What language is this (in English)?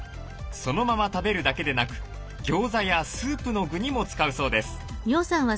Japanese